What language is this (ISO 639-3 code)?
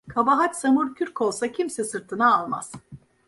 tur